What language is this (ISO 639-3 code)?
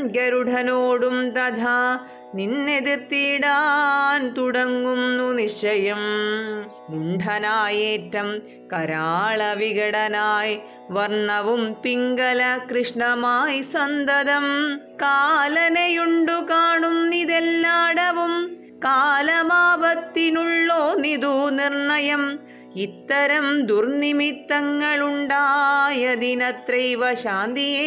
mal